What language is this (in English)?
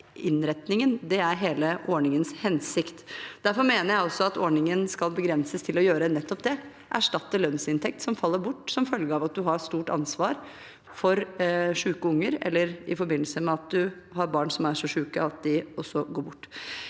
Norwegian